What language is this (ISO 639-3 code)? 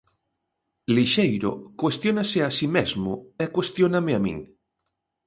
glg